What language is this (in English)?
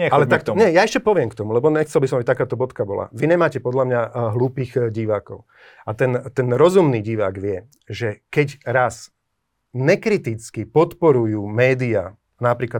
Slovak